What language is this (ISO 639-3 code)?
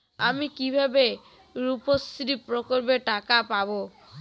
ben